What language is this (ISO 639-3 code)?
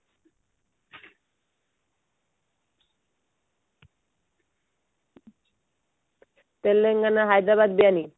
ori